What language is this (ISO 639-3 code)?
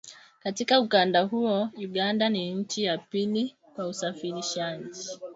swa